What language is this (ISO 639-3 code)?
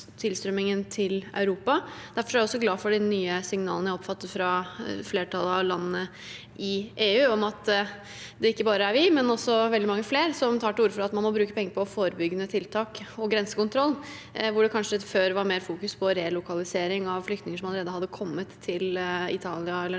nor